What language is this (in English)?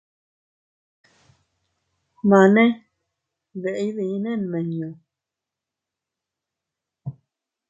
Teutila Cuicatec